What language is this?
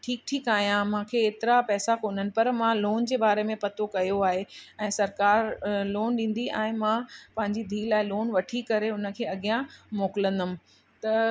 Sindhi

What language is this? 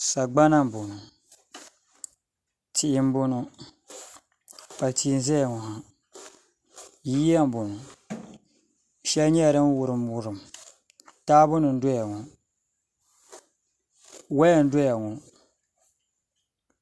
Dagbani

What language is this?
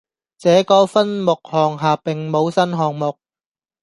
Cantonese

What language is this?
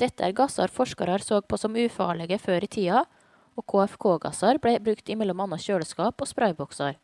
Norwegian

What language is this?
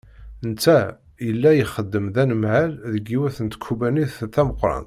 Kabyle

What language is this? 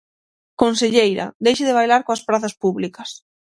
Galician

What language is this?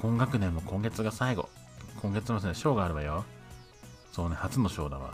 Japanese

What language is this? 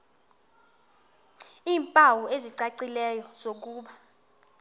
Xhosa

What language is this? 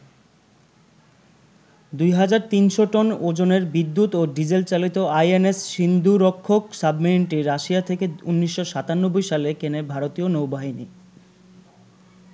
Bangla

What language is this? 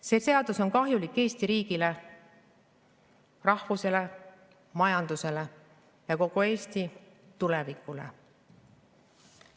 Estonian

